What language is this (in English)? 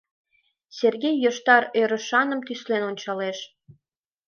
Mari